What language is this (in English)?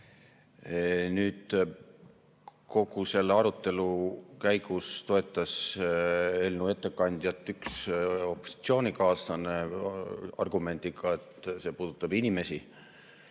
Estonian